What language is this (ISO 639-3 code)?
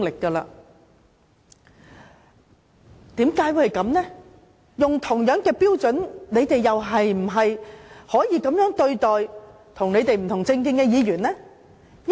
yue